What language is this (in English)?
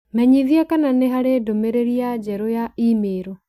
Kikuyu